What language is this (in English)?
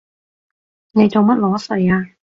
Cantonese